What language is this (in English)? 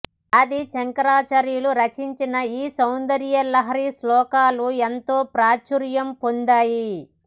Telugu